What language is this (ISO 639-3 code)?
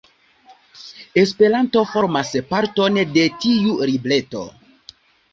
epo